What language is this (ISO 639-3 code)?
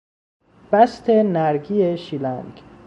fas